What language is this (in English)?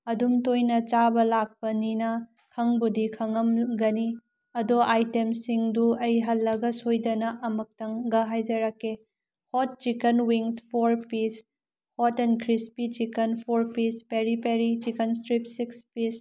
Manipuri